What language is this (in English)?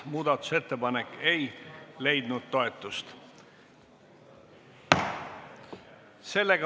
Estonian